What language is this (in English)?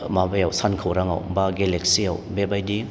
Bodo